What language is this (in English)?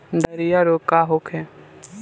Bhojpuri